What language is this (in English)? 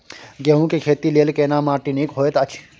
Maithili